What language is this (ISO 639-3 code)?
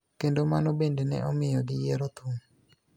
luo